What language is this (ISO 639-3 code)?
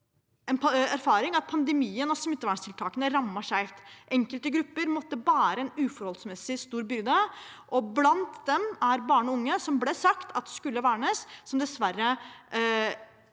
nor